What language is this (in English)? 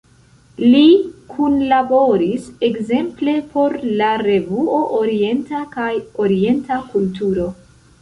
Esperanto